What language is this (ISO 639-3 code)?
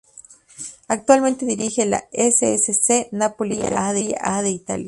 spa